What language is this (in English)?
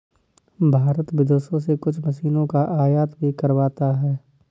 Hindi